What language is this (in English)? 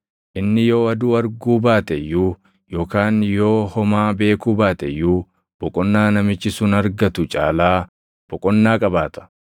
Oromo